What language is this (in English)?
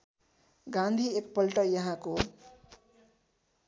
Nepali